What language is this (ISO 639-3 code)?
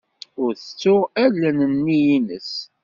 kab